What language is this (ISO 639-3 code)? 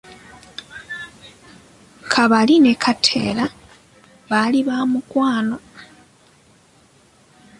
lug